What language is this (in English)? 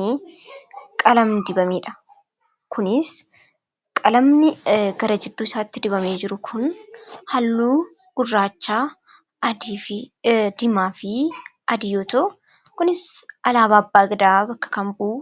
Oromo